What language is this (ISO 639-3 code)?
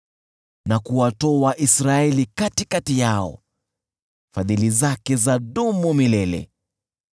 swa